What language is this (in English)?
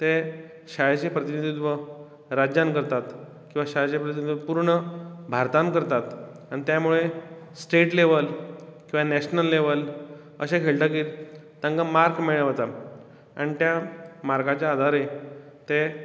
Konkani